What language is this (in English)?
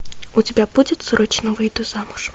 Russian